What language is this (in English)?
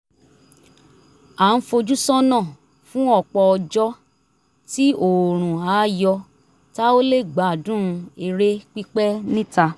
Yoruba